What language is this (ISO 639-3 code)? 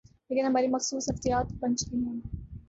urd